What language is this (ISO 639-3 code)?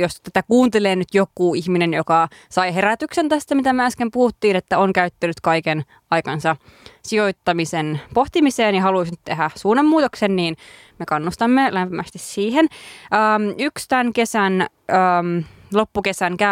fin